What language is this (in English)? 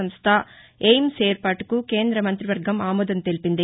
Telugu